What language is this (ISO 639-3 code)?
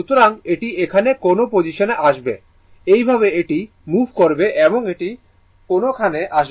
ben